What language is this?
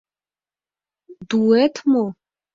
Mari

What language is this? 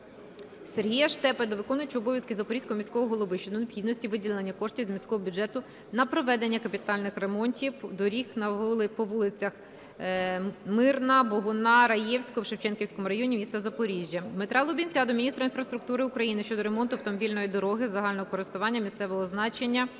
Ukrainian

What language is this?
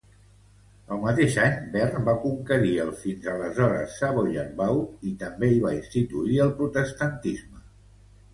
Catalan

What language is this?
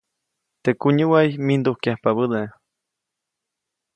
Copainalá Zoque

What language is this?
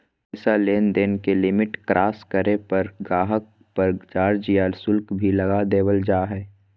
Magahi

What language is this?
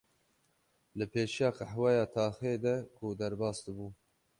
Kurdish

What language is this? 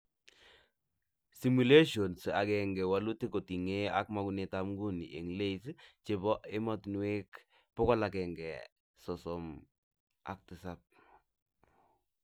Kalenjin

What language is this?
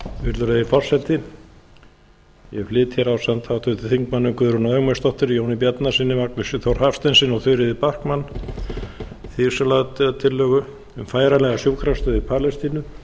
Icelandic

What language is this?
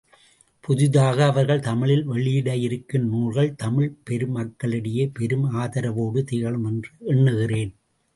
Tamil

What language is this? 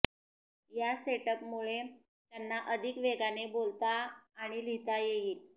Marathi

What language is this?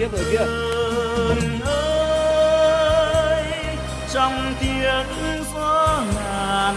Vietnamese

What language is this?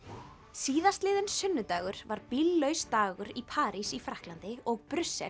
Icelandic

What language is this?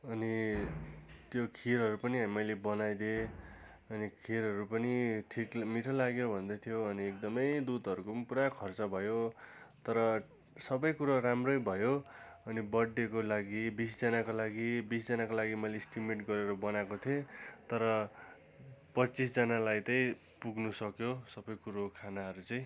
Nepali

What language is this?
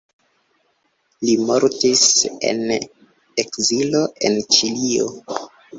Esperanto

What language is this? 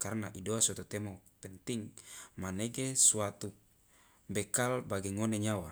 Loloda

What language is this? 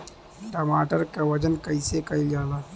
Bhojpuri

